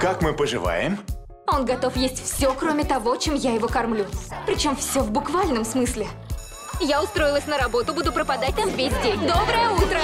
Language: Russian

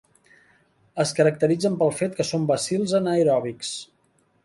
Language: Catalan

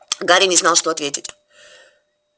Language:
Russian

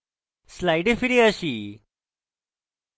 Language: Bangla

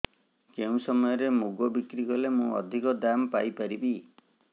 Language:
Odia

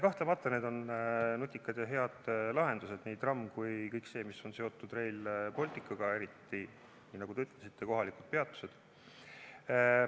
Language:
Estonian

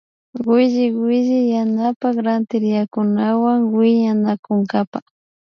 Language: Imbabura Highland Quichua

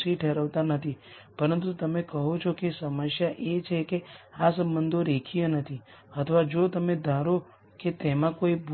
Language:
Gujarati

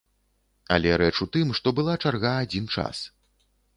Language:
Belarusian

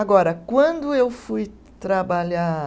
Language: Portuguese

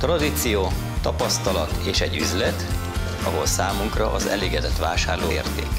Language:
Hungarian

